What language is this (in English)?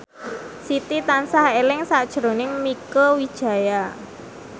Javanese